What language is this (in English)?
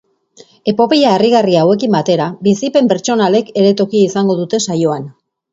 Basque